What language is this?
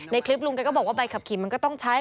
Thai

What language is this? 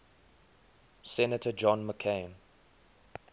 English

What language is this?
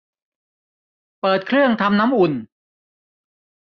Thai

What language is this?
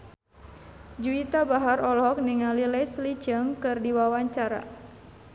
Sundanese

